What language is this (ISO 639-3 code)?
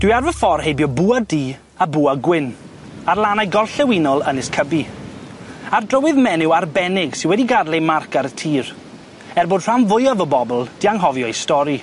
cym